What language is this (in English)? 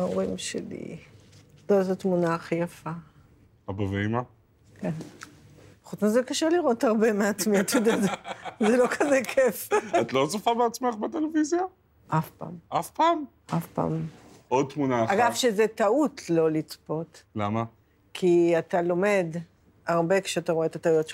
Hebrew